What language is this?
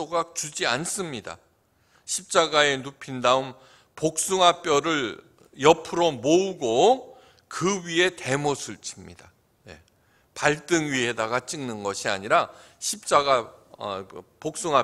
Korean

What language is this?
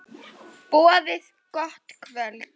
Icelandic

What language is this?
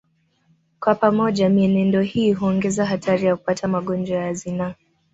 Swahili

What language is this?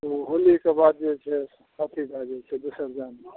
Maithili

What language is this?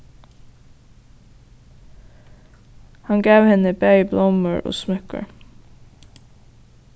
Faroese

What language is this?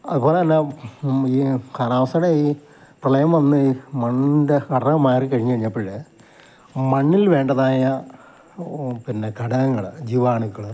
Malayalam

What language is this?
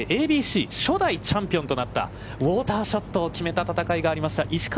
Japanese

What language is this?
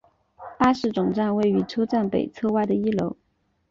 Chinese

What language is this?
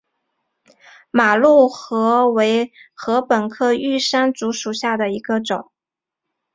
Chinese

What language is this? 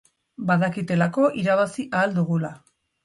Basque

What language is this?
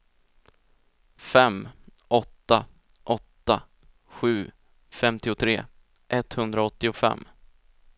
Swedish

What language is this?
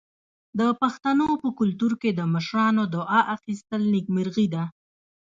Pashto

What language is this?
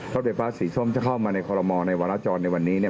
Thai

